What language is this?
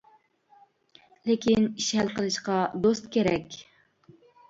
Uyghur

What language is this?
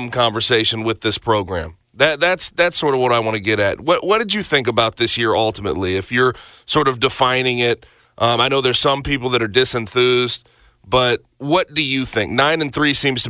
English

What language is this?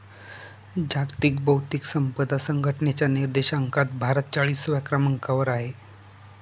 Marathi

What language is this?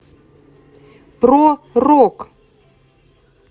Russian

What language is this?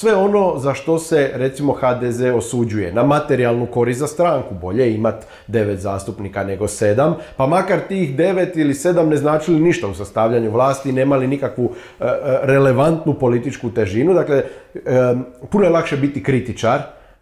Croatian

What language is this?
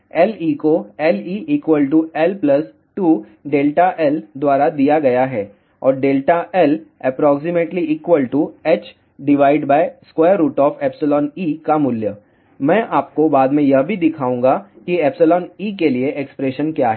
Hindi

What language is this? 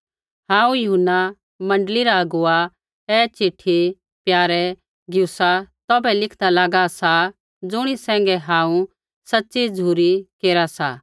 Kullu Pahari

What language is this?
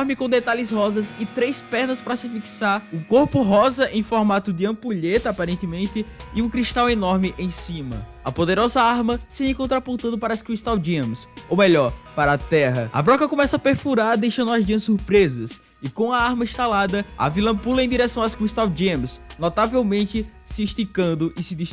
Portuguese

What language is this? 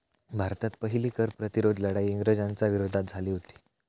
Marathi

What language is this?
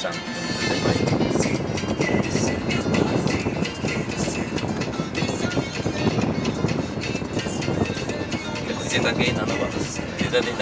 Danish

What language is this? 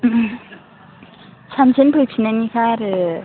Bodo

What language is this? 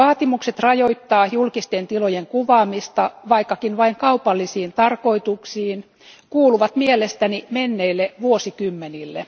Finnish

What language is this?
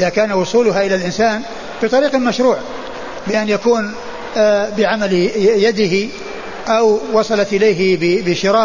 Arabic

